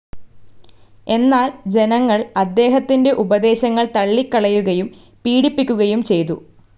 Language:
Malayalam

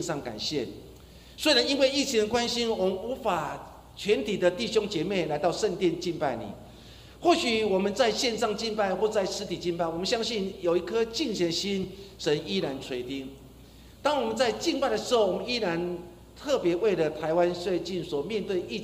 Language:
Chinese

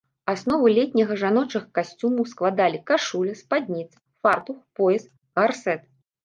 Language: Belarusian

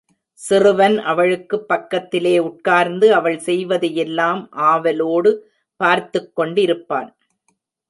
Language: Tamil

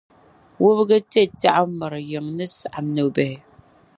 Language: Dagbani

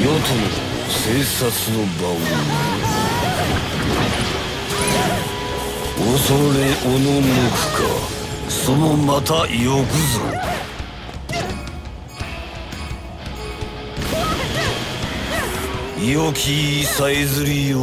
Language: Japanese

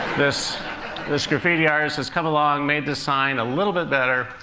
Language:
English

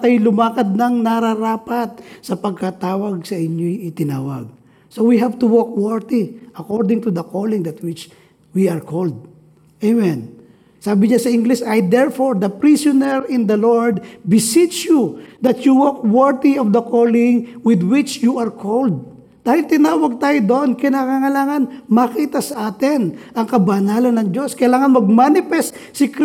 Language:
Filipino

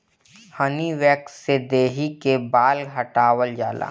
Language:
Bhojpuri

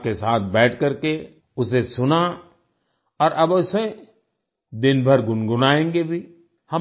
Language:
Hindi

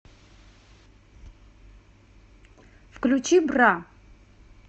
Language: Russian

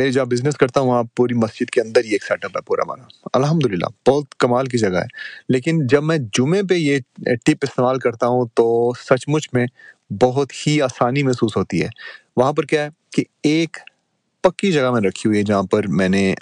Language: Urdu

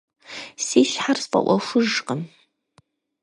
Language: Kabardian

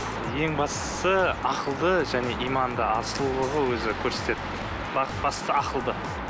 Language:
Kazakh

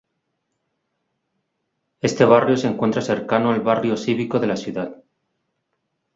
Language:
Spanish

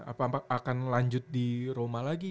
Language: Indonesian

